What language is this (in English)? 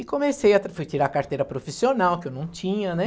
Portuguese